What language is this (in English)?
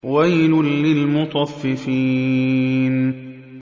Arabic